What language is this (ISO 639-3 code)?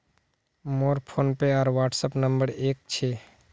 mag